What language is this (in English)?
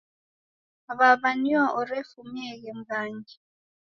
Taita